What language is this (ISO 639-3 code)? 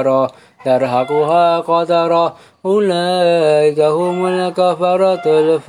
ara